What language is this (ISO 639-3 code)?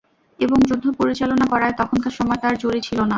ben